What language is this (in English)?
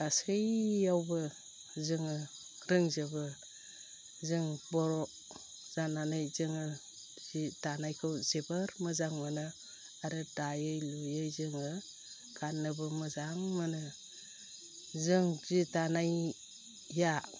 Bodo